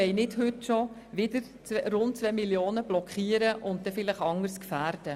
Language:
Swiss German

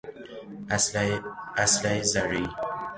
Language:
Persian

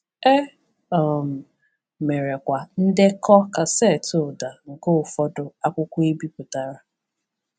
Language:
Igbo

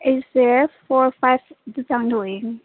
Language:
Manipuri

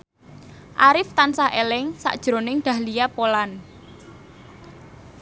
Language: Javanese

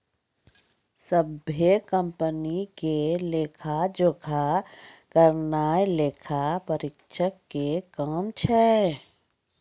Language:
Maithili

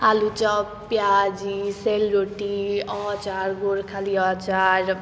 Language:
Nepali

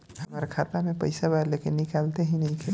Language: Bhojpuri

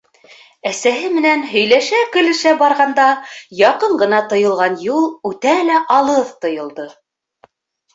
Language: Bashkir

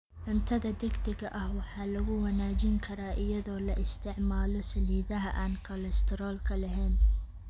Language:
Somali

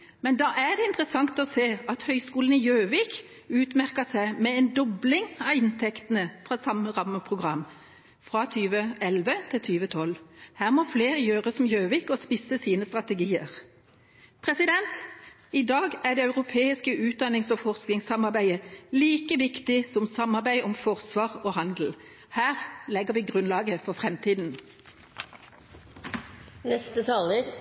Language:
Norwegian Bokmål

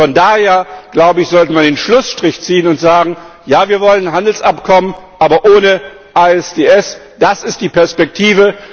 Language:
German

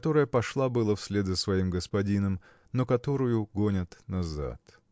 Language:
Russian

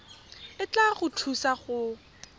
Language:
Tswana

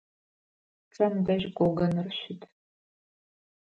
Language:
Adyghe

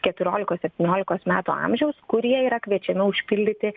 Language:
Lithuanian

